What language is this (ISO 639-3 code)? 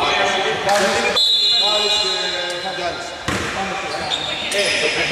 ell